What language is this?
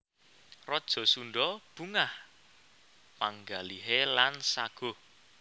Javanese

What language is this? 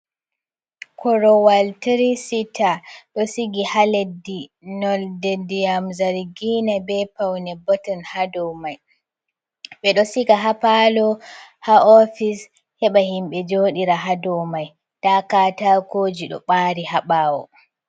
Fula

